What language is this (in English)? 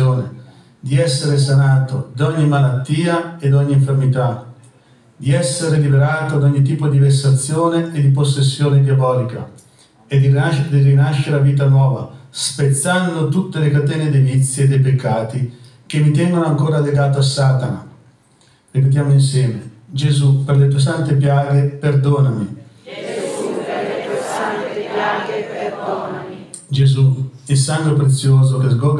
Italian